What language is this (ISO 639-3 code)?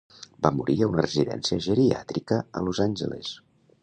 cat